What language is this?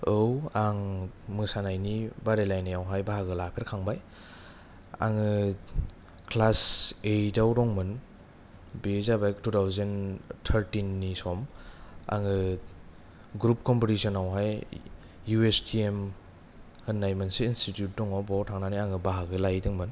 Bodo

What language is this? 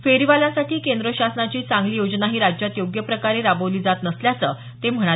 Marathi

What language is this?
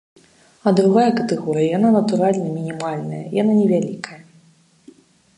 Belarusian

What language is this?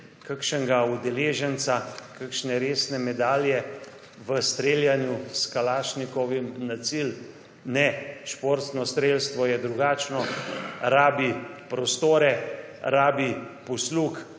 Slovenian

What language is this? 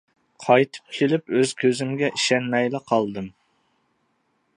Uyghur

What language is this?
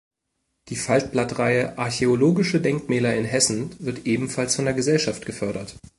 German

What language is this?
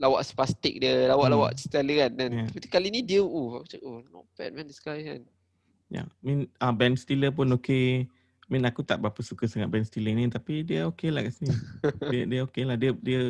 Malay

